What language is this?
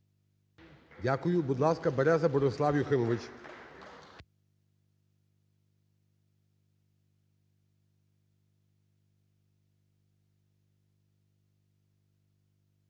Ukrainian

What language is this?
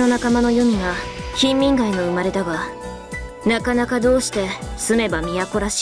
Japanese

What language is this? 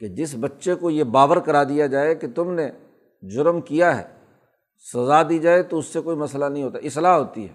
Urdu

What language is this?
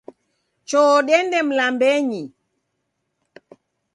Taita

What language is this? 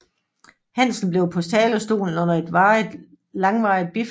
Danish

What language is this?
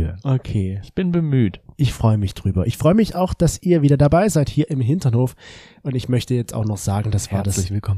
German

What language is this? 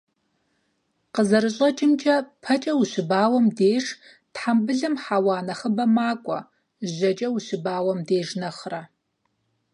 Kabardian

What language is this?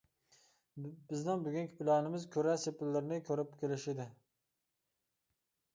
Uyghur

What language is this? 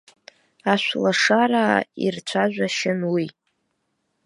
Abkhazian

